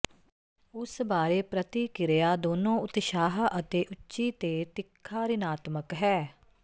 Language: Punjabi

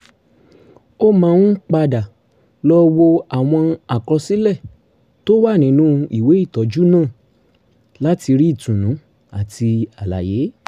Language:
Yoruba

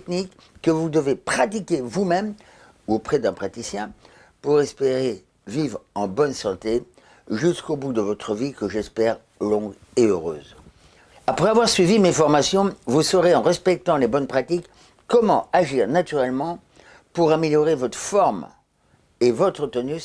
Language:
French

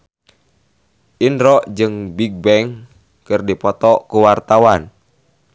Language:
Sundanese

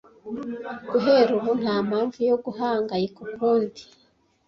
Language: Kinyarwanda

